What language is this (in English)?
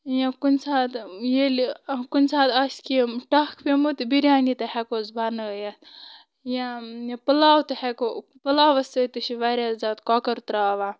Kashmiri